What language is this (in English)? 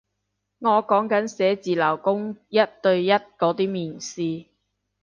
Cantonese